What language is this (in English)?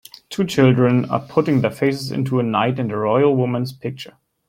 English